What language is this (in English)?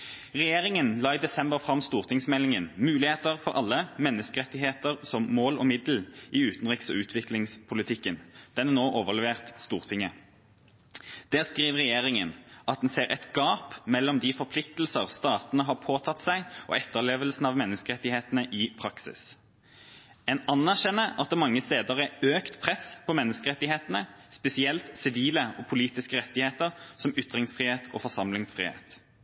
Norwegian Bokmål